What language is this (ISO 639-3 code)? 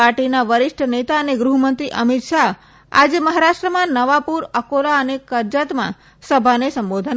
guj